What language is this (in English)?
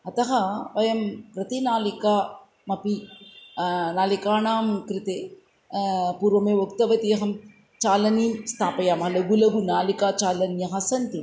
Sanskrit